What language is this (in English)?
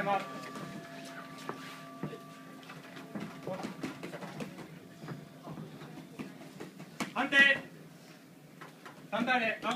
Japanese